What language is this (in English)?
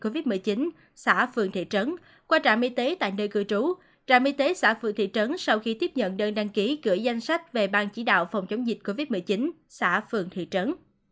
Vietnamese